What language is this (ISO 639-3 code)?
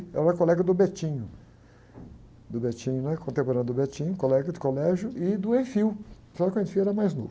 por